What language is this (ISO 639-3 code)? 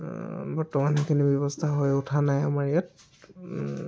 asm